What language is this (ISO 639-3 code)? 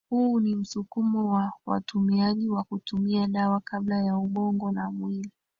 swa